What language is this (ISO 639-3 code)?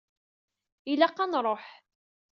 kab